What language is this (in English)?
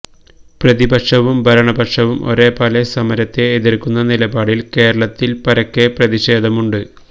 Malayalam